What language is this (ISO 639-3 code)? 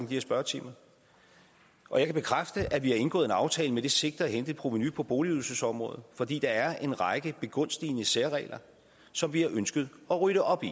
dan